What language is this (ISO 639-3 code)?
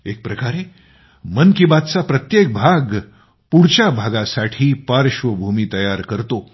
mar